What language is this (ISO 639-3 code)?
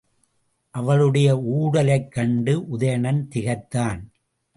tam